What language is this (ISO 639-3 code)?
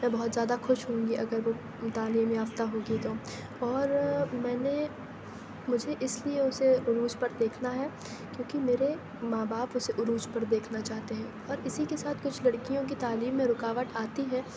urd